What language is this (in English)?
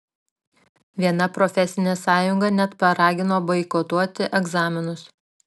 Lithuanian